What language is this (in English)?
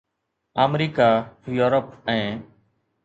Sindhi